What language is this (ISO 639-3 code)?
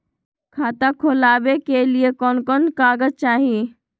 mag